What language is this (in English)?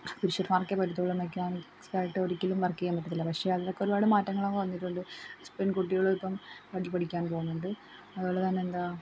Malayalam